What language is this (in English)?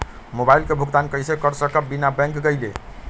Magahi